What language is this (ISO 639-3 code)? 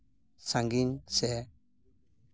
sat